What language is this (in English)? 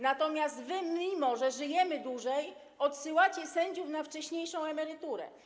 Polish